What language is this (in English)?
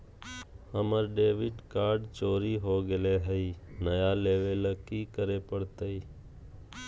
Magahi